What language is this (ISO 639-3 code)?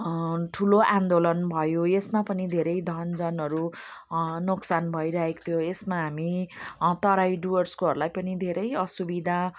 nep